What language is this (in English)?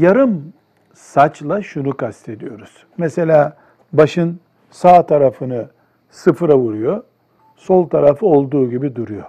Turkish